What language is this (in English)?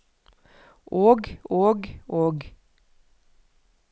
Norwegian